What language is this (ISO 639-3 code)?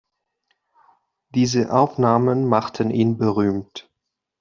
deu